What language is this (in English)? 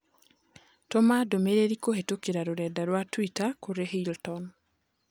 Kikuyu